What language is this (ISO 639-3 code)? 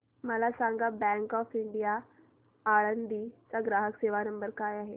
mar